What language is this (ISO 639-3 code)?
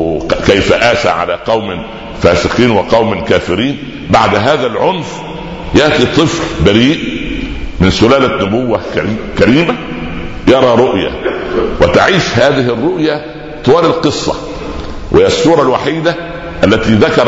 ara